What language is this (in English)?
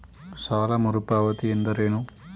Kannada